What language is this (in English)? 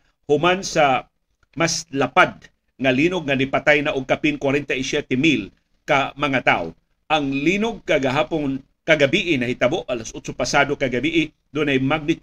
Filipino